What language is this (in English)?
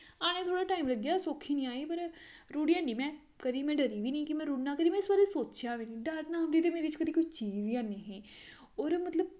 Dogri